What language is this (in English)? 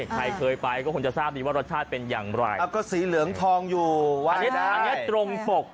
Thai